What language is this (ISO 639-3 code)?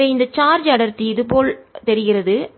tam